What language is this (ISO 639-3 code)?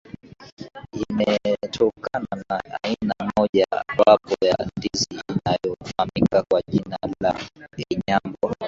swa